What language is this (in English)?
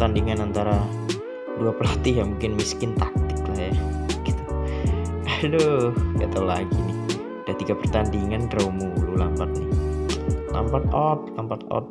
Indonesian